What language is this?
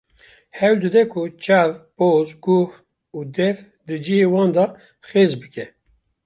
Kurdish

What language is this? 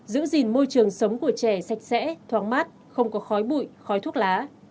Vietnamese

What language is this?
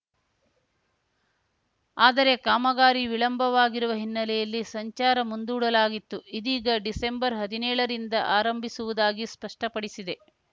Kannada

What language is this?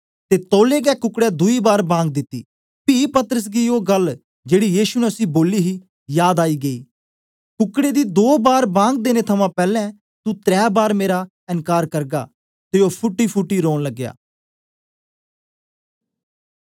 Dogri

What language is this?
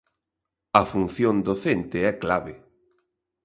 Galician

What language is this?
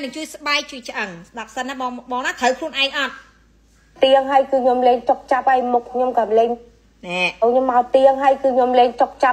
Vietnamese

